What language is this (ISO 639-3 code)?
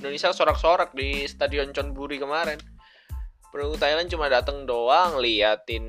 ind